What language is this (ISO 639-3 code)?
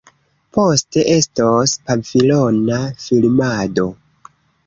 epo